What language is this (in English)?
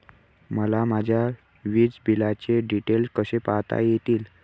Marathi